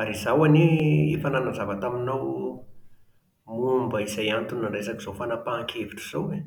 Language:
Malagasy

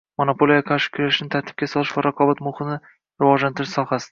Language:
Uzbek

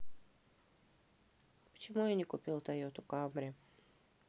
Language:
Russian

